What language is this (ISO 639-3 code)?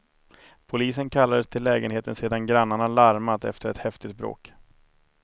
swe